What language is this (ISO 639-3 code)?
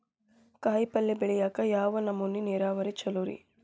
kan